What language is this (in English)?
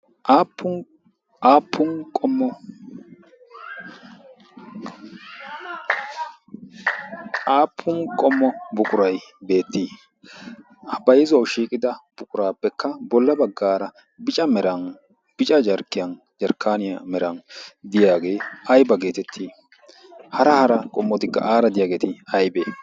Wolaytta